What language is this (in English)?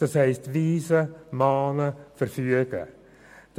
Swiss German